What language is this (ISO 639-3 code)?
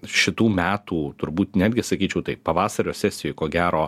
lit